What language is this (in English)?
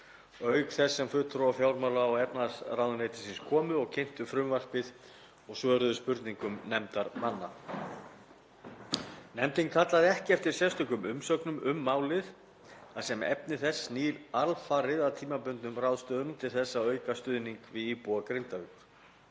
Icelandic